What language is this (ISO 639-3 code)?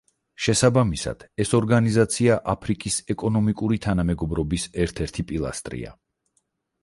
kat